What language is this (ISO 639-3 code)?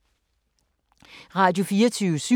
dan